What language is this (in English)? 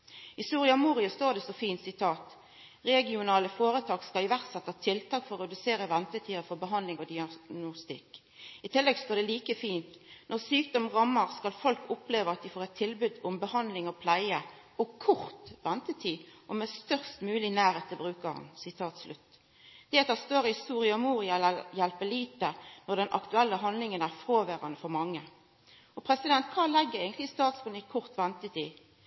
Norwegian Nynorsk